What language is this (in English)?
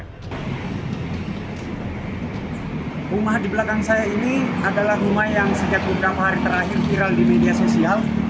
Indonesian